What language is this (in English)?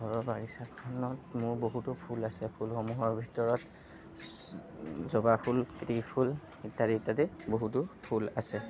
Assamese